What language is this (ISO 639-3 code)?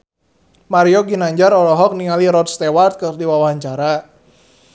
sun